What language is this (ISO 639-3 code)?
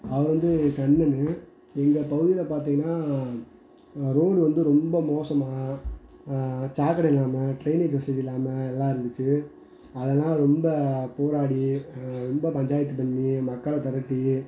tam